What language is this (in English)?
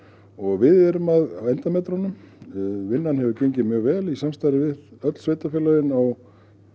Icelandic